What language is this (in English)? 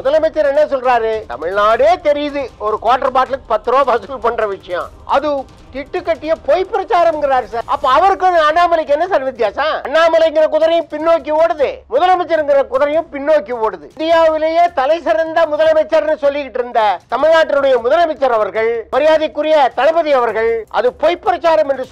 Romanian